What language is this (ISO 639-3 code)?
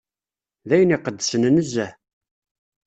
kab